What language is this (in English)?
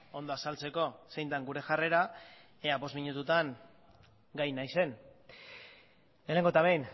Basque